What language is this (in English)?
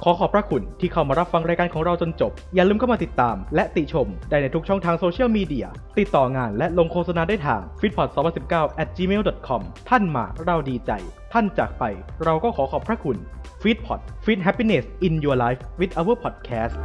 Thai